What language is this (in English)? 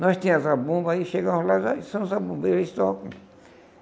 Portuguese